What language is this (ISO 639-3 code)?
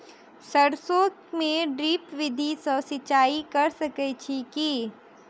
mai